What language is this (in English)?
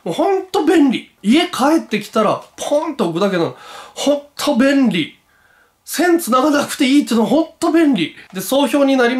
Japanese